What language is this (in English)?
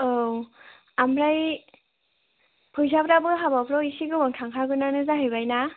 Bodo